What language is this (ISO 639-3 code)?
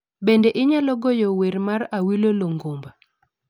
luo